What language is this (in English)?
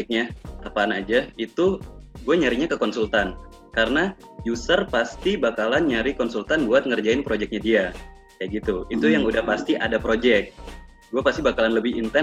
Indonesian